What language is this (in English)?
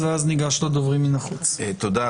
Hebrew